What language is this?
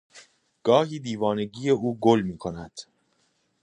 Persian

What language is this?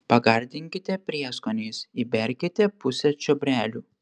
Lithuanian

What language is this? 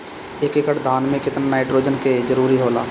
Bhojpuri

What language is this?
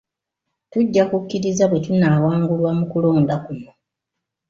Ganda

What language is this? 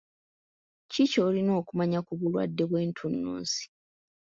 Ganda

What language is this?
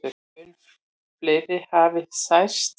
Icelandic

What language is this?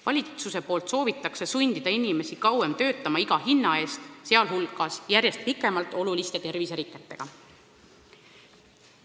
Estonian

